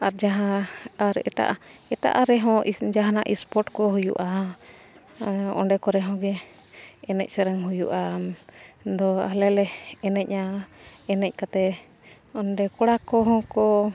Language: Santali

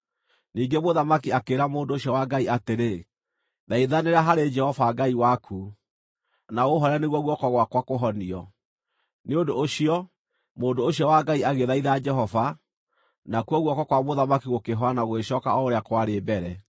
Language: Kikuyu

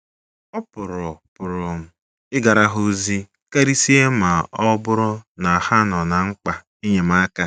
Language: Igbo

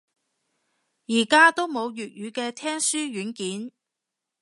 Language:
Cantonese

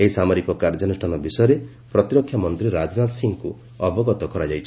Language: Odia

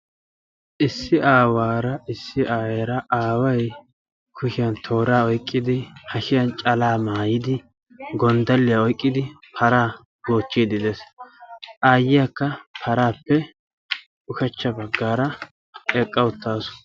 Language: Wolaytta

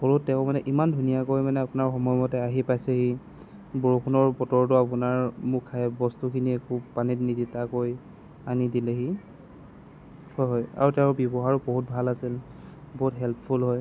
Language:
Assamese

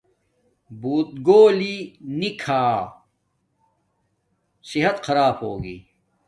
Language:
Domaaki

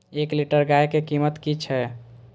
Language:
Maithili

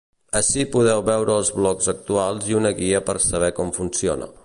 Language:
Catalan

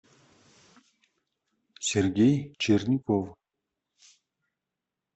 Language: Russian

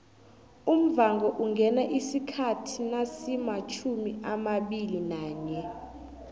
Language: South Ndebele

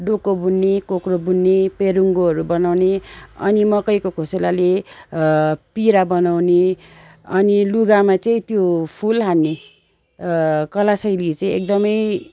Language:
Nepali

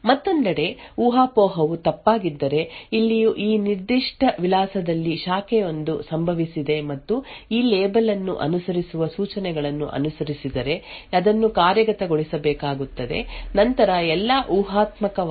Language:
Kannada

